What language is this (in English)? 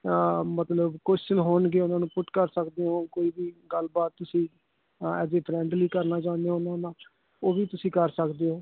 Punjabi